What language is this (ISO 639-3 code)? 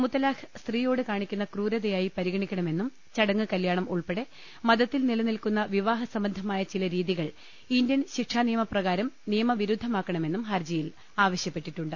mal